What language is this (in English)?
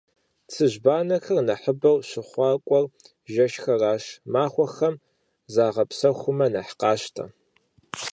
Kabardian